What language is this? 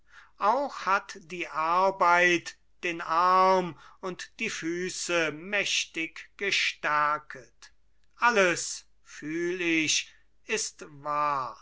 German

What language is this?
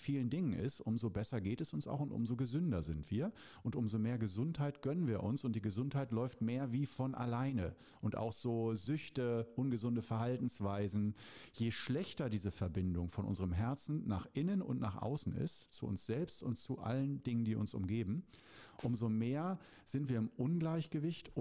German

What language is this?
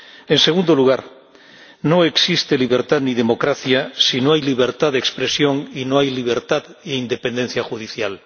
Spanish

